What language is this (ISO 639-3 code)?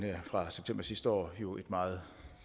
dan